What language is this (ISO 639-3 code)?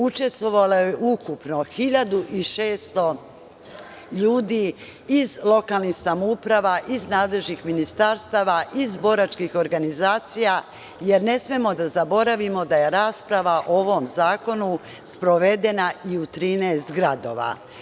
srp